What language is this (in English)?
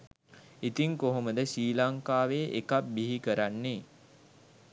Sinhala